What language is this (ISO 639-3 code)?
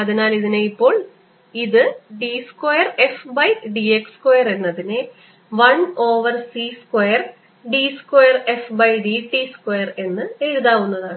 mal